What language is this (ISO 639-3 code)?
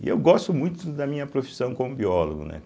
por